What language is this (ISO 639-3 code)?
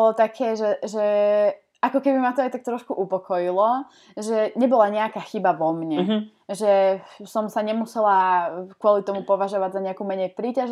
slk